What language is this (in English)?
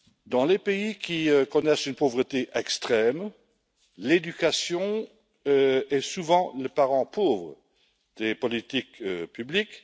French